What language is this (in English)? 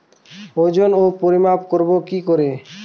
Bangla